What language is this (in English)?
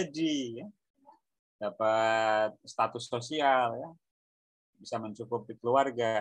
Indonesian